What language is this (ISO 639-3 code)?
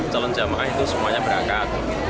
ind